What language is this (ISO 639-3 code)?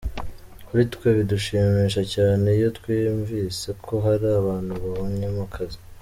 kin